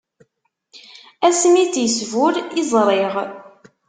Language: Kabyle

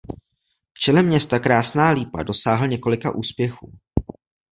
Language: Czech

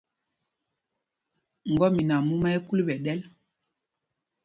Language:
Mpumpong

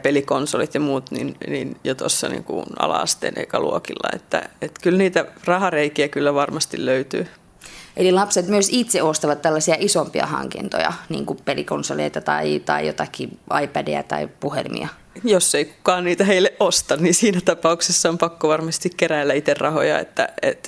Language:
Finnish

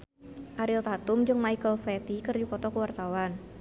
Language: Sundanese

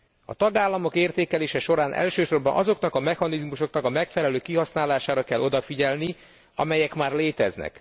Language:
Hungarian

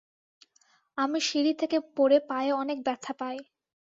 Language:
Bangla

